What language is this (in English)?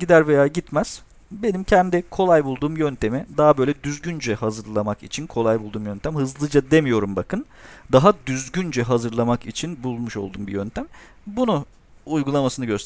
Turkish